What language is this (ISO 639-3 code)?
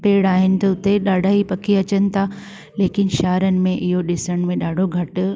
snd